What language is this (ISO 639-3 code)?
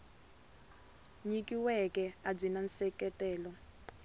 tso